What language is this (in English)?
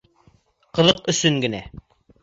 Bashkir